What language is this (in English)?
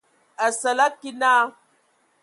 Ewondo